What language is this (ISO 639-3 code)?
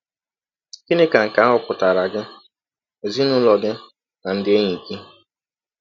ibo